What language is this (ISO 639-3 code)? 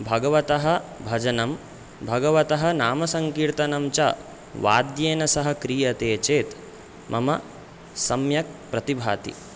san